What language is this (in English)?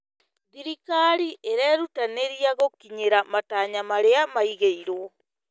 Kikuyu